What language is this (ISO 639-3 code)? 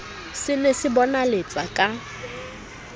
sot